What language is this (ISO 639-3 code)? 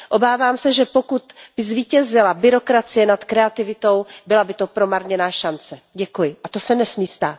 ces